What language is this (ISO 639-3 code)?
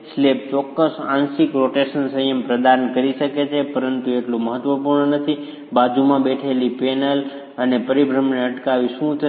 guj